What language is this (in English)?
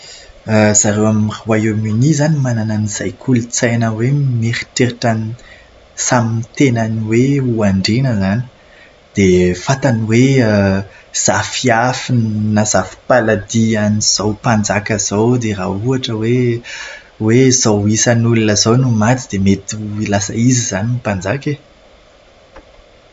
Malagasy